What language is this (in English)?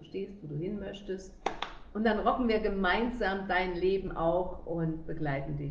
German